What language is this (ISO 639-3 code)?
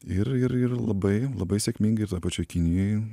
lit